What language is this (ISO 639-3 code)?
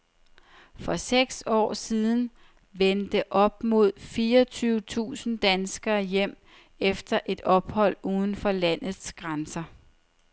dan